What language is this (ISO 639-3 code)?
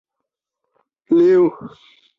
zho